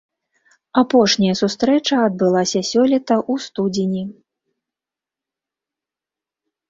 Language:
Belarusian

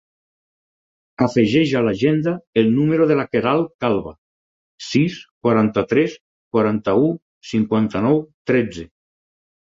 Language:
Catalan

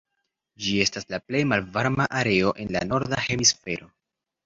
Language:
Esperanto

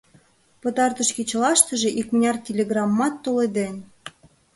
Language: Mari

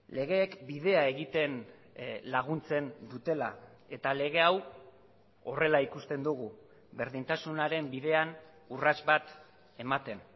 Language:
Basque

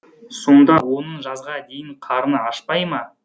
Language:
Kazakh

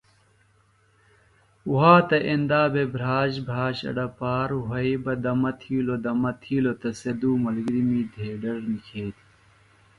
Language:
Phalura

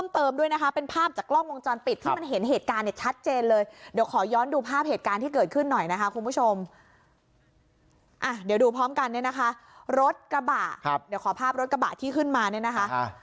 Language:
Thai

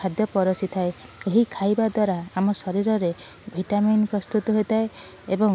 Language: Odia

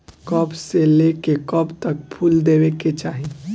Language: Bhojpuri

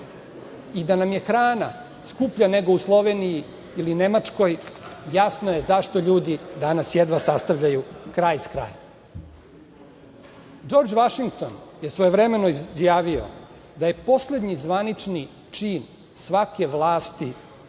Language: Serbian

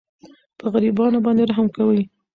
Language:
Pashto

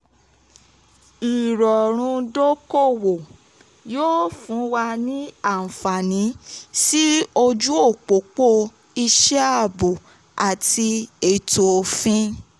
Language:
Yoruba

